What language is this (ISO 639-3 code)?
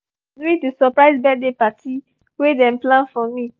pcm